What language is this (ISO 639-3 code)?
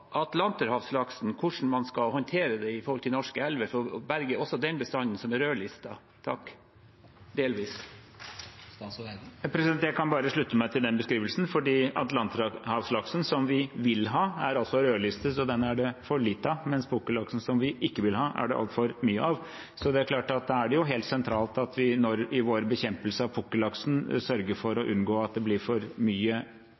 nob